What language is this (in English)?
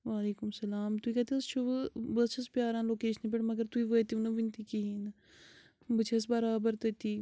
Kashmiri